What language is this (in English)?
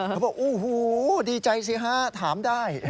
Thai